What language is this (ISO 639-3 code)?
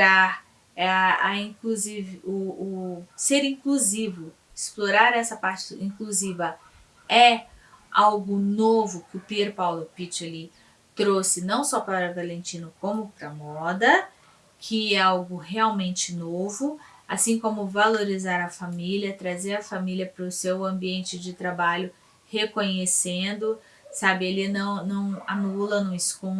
por